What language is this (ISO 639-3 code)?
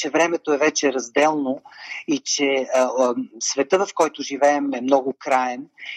bul